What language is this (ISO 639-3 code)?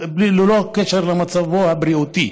heb